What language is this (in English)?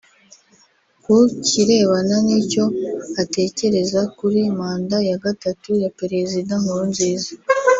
Kinyarwanda